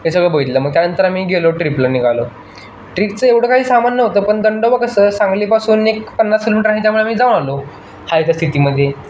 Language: Marathi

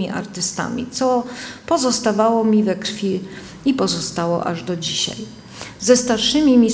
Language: Polish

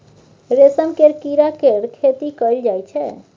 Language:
Maithili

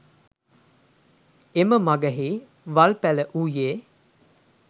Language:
Sinhala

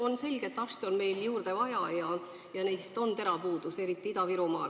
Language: Estonian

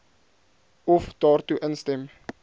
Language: Afrikaans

